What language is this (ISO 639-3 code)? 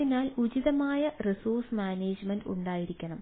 mal